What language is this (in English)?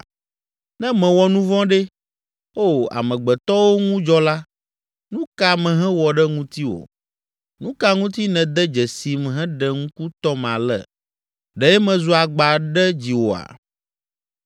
Ewe